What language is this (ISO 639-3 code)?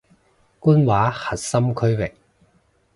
yue